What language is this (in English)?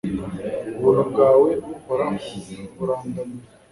Kinyarwanda